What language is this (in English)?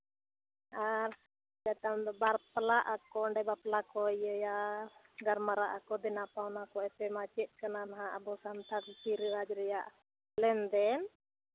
Santali